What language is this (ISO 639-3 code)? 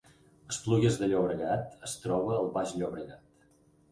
cat